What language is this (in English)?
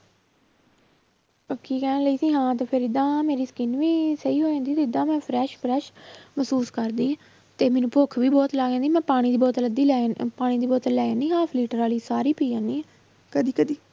Punjabi